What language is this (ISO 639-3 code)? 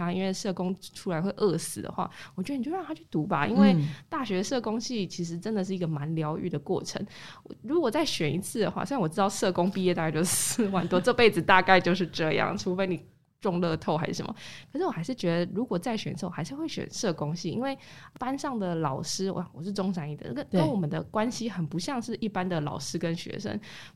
zho